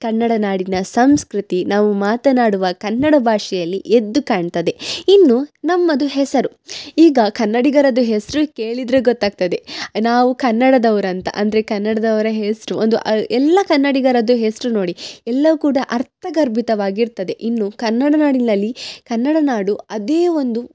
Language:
Kannada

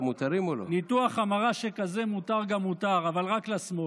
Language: Hebrew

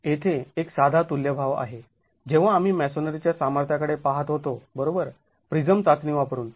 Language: Marathi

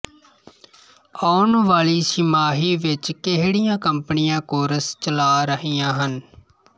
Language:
Punjabi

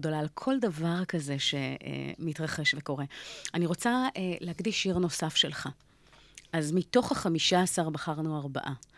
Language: Hebrew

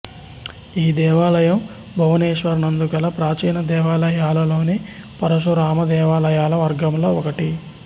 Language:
Telugu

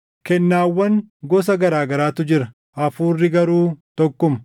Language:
Oromo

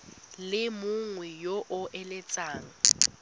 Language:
Tswana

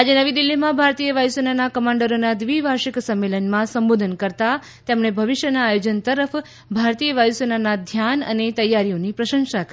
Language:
Gujarati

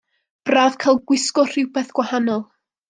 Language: Welsh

